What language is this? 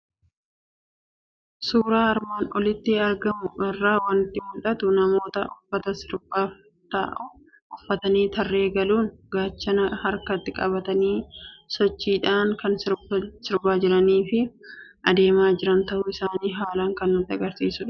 Oromo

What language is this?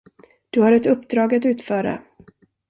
Swedish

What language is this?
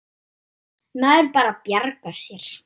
Icelandic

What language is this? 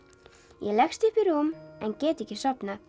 Icelandic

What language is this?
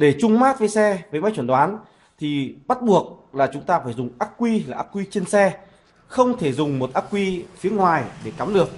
Vietnamese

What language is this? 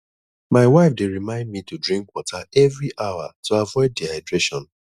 Nigerian Pidgin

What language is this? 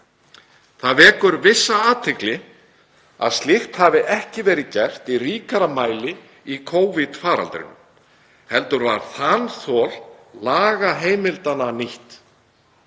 Icelandic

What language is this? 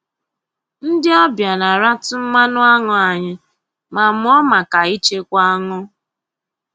Igbo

